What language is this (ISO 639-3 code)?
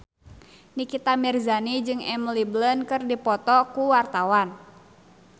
sun